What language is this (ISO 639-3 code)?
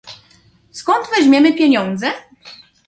pol